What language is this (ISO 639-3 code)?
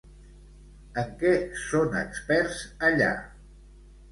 cat